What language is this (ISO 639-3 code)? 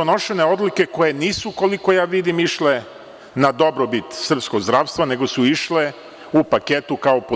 srp